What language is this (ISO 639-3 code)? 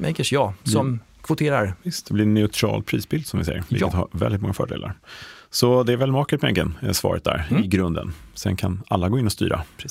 swe